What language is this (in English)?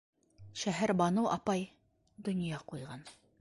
Bashkir